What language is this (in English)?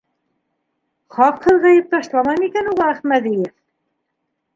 Bashkir